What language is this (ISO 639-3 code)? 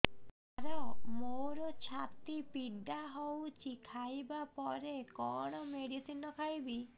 ori